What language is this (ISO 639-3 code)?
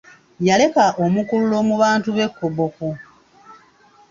lug